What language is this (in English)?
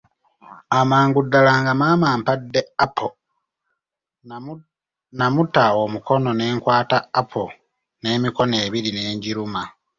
Ganda